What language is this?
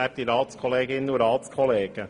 Swiss German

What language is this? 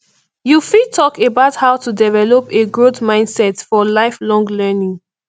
Nigerian Pidgin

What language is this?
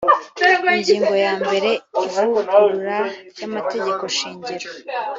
Kinyarwanda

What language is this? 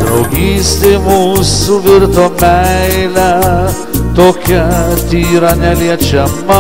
Bulgarian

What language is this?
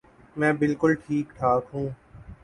Urdu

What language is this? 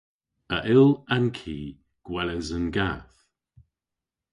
Cornish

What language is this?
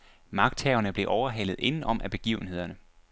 Danish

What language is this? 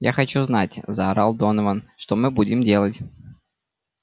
Russian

